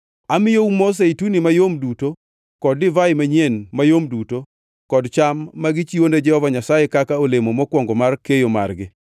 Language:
Luo (Kenya and Tanzania)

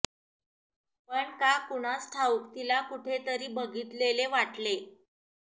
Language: Marathi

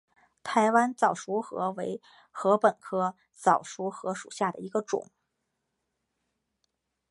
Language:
Chinese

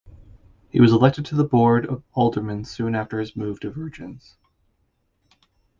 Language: English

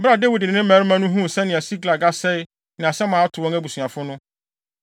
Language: Akan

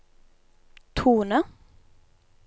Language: Norwegian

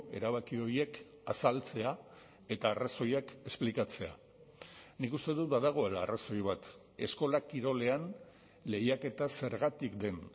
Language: Basque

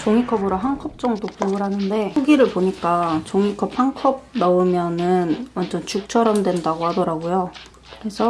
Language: Korean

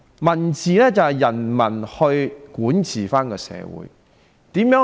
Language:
Cantonese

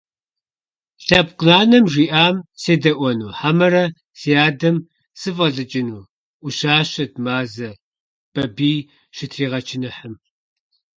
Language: Kabardian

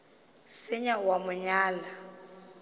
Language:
Northern Sotho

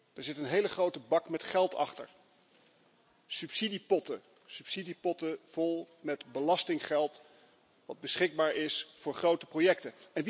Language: Dutch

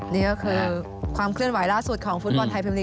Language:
Thai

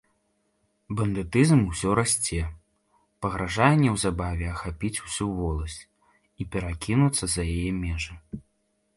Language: Belarusian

